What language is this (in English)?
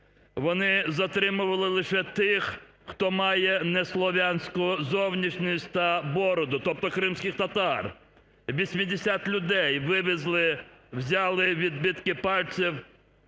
Ukrainian